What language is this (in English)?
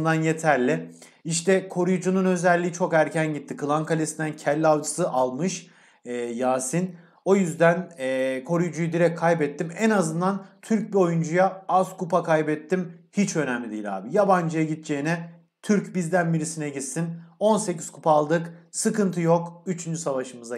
Turkish